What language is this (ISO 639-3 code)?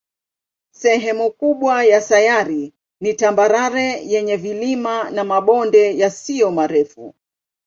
swa